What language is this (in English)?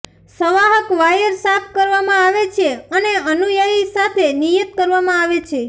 Gujarati